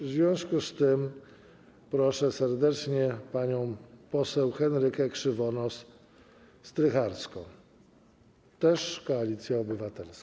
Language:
Polish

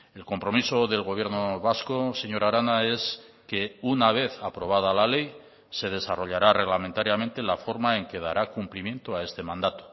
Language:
Spanish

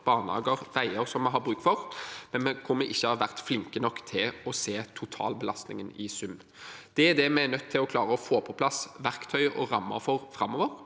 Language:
Norwegian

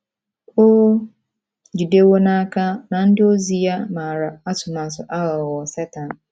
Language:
Igbo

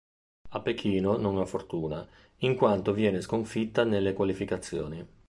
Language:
Italian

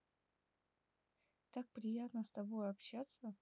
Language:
Russian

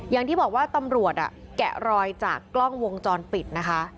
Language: Thai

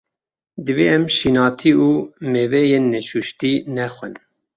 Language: Kurdish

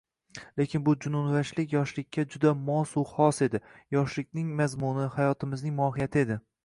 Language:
Uzbek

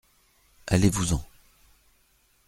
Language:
French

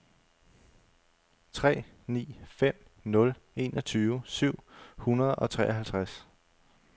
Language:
Danish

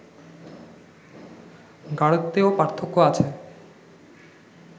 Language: Bangla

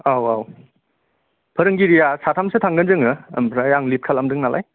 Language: Bodo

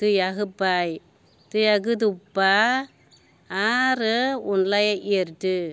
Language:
Bodo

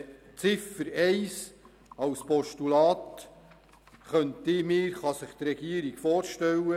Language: Swiss German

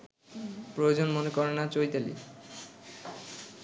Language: Bangla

